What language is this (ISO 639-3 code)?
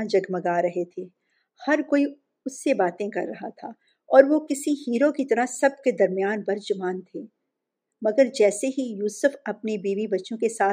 urd